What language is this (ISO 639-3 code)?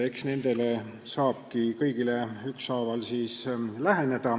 est